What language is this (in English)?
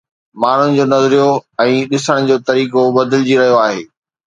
Sindhi